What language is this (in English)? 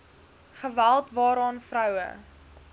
Afrikaans